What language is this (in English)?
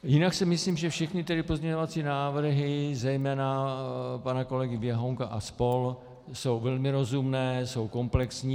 Czech